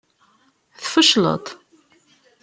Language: Kabyle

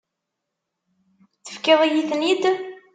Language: Kabyle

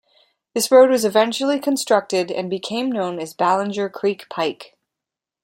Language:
English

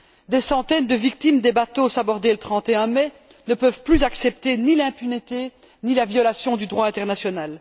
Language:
French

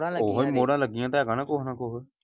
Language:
Punjabi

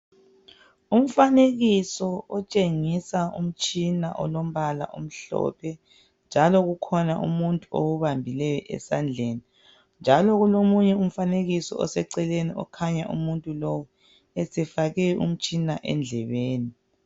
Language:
North Ndebele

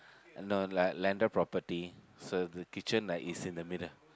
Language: English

